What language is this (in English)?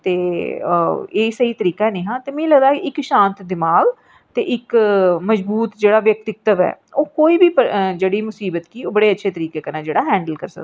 Dogri